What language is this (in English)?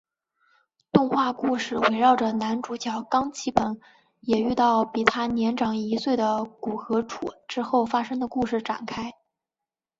Chinese